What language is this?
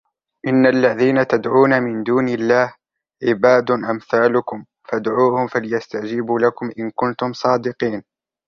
Arabic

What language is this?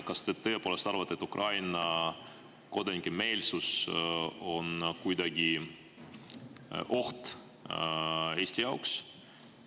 Estonian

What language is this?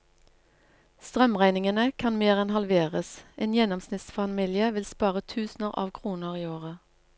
Norwegian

